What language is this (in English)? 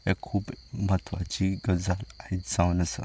Konkani